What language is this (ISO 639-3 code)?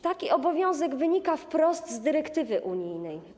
pol